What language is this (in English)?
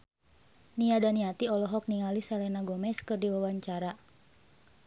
Sundanese